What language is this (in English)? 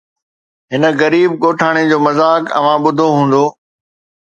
Sindhi